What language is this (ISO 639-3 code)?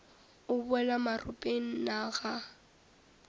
nso